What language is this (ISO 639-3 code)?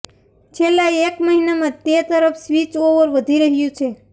guj